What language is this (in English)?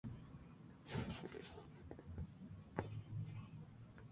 Spanish